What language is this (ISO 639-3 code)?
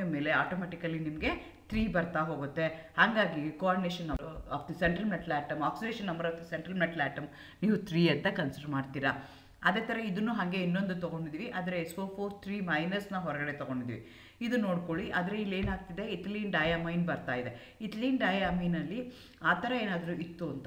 kan